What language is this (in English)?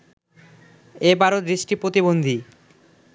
Bangla